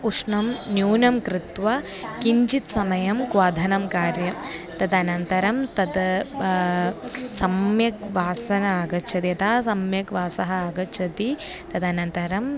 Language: Sanskrit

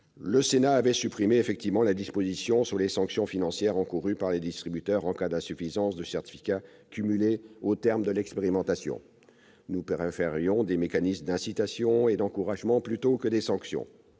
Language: French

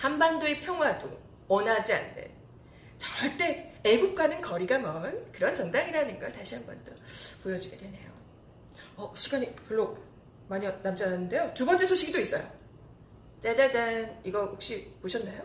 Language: Korean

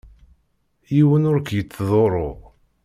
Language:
Kabyle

